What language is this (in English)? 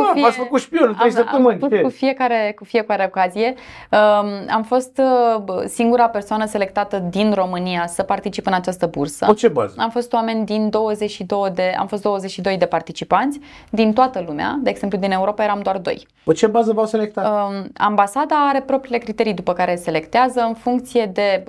Romanian